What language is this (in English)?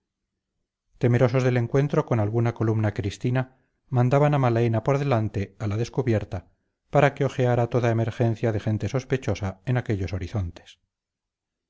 Spanish